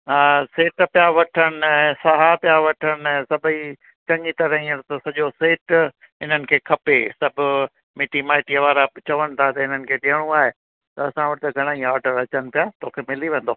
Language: Sindhi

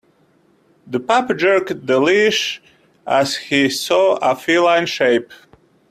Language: English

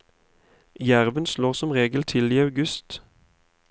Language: Norwegian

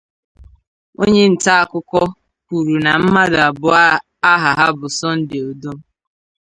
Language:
Igbo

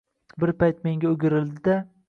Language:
Uzbek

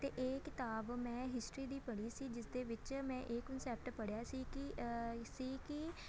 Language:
Punjabi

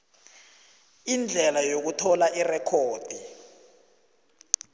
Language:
South Ndebele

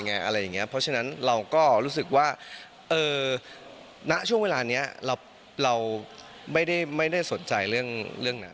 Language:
Thai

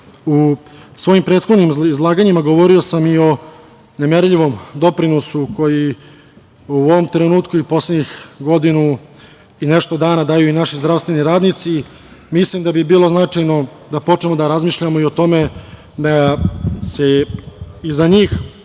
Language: Serbian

